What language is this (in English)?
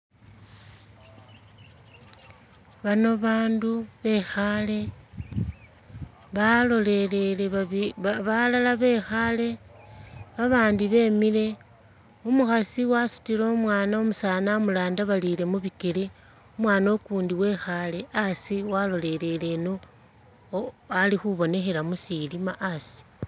Masaaba